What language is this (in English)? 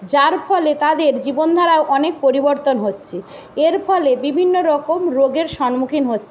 Bangla